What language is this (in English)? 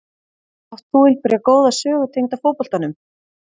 Icelandic